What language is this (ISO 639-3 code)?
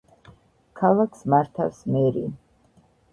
kat